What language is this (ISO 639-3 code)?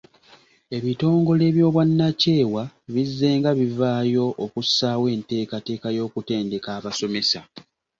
lug